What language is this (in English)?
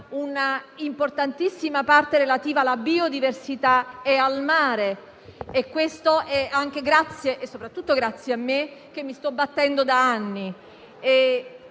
Italian